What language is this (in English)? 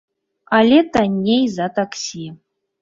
Belarusian